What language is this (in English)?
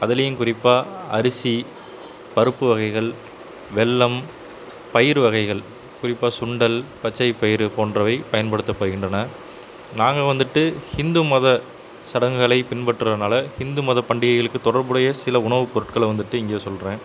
Tamil